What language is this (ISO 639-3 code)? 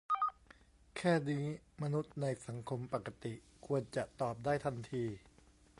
tha